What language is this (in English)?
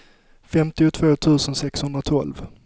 Swedish